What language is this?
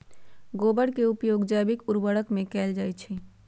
Magahi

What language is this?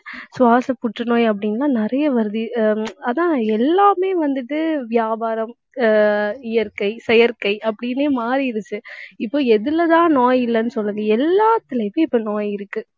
Tamil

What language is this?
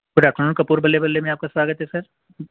Urdu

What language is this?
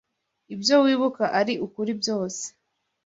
Kinyarwanda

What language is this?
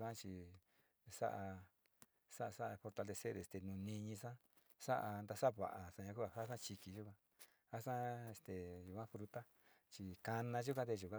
Sinicahua Mixtec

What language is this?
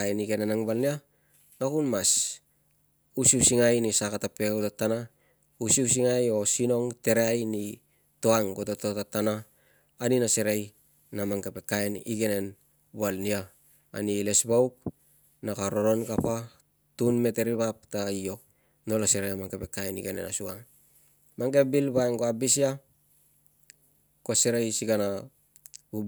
Tungag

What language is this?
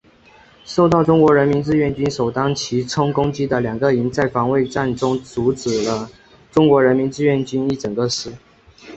Chinese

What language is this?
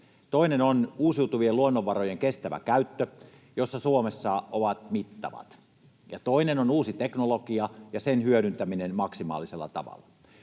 Finnish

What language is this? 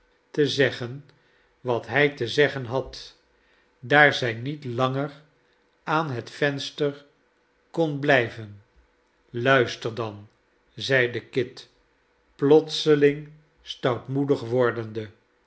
Dutch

